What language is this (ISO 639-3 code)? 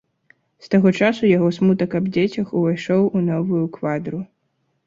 bel